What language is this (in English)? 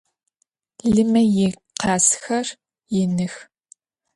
Adyghe